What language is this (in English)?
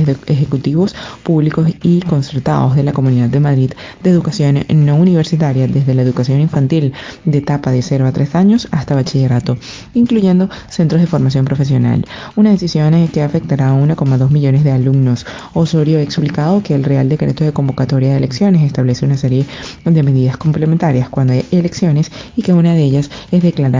Spanish